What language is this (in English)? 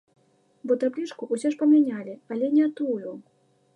Belarusian